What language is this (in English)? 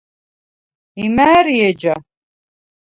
Svan